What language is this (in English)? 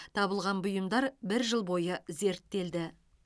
Kazakh